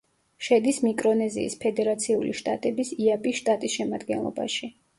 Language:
Georgian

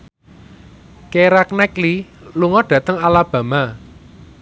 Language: Javanese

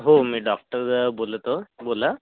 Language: Marathi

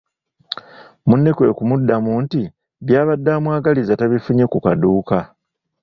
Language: Ganda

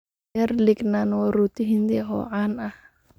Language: Somali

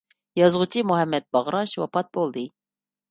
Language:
Uyghur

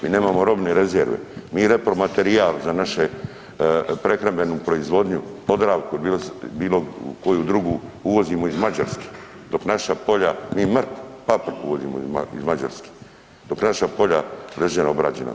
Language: Croatian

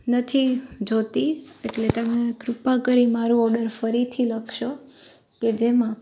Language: Gujarati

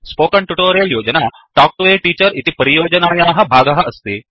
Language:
Sanskrit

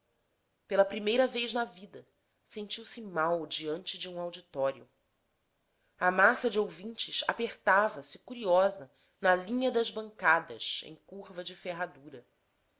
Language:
Portuguese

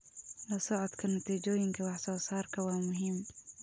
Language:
Somali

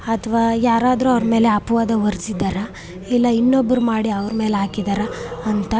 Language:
Kannada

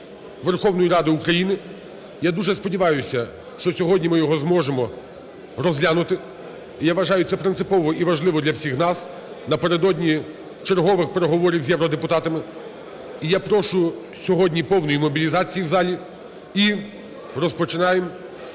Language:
Ukrainian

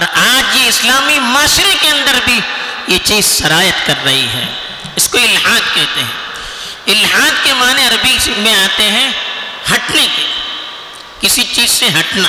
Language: Urdu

